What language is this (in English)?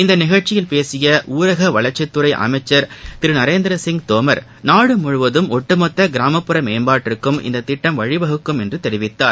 Tamil